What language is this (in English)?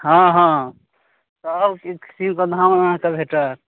Maithili